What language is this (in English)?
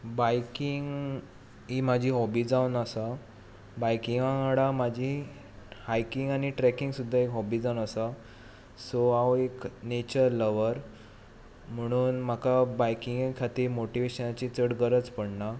Konkani